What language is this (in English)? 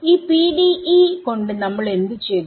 Malayalam